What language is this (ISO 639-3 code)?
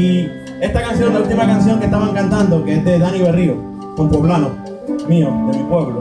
spa